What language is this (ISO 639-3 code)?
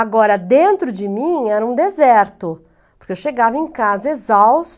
por